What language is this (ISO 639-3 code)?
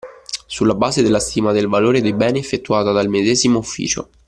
ita